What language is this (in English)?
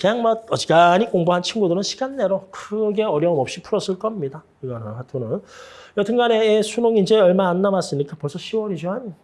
Korean